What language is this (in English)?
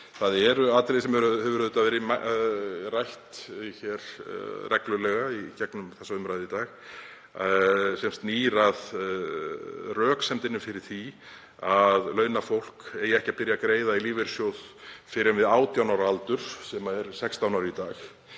Icelandic